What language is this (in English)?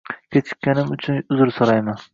Uzbek